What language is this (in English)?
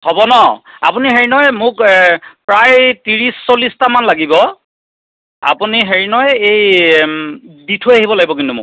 Assamese